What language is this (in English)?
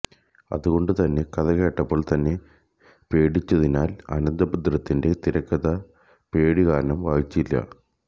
Malayalam